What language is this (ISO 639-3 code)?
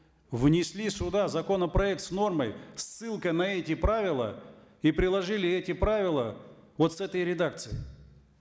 kaz